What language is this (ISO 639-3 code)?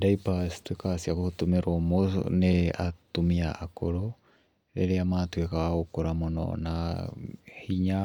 kik